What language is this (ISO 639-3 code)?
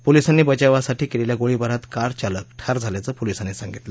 mar